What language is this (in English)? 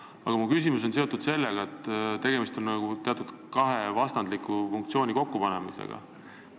Estonian